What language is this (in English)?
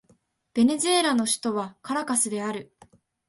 Japanese